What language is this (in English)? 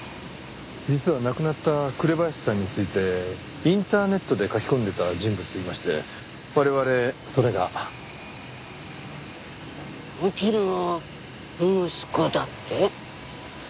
Japanese